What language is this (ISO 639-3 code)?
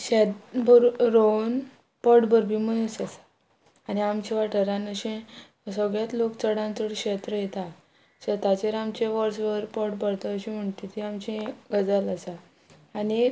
kok